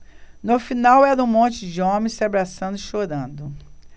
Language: Portuguese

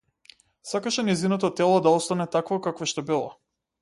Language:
Macedonian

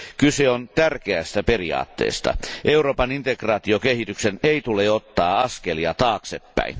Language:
Finnish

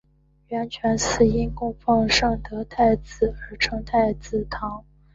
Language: Chinese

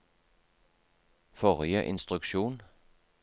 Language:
Norwegian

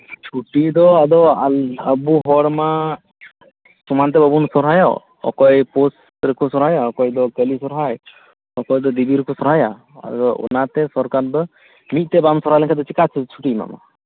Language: Santali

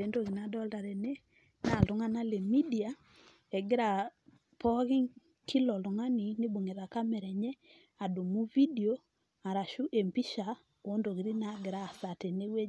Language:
Masai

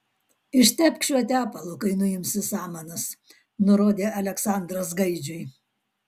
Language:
Lithuanian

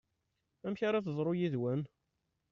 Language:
Kabyle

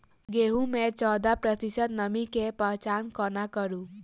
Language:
Maithili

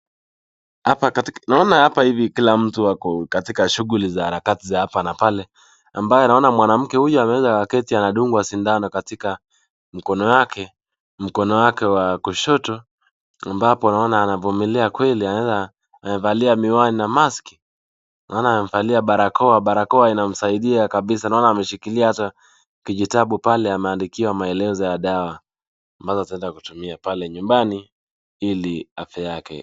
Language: Swahili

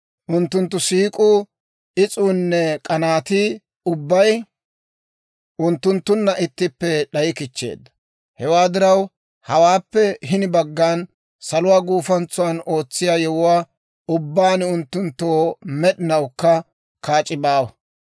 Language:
Dawro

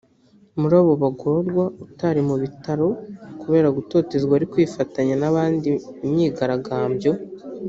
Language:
Kinyarwanda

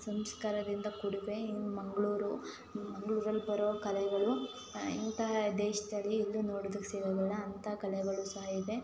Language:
Kannada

